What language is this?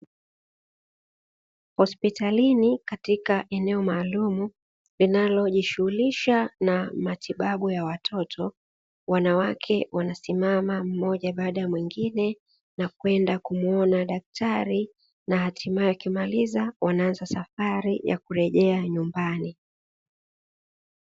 Swahili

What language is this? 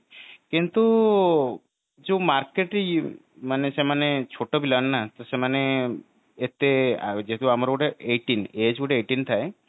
Odia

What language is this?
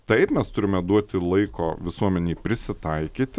Lithuanian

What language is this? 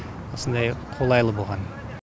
Kazakh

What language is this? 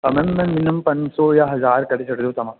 Sindhi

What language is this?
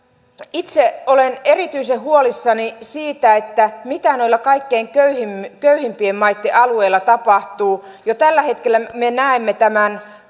Finnish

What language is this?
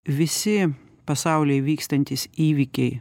Lithuanian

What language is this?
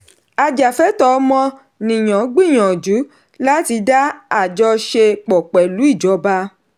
Yoruba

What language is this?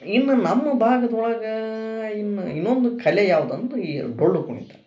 Kannada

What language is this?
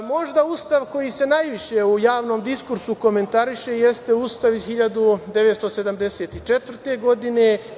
Serbian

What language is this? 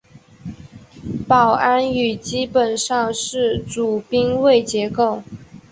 Chinese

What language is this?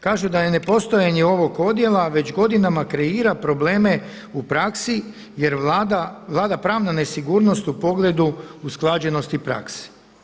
Croatian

